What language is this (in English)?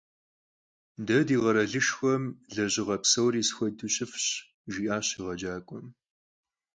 Kabardian